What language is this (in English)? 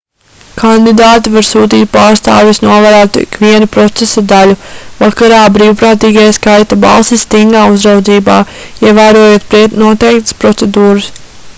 Latvian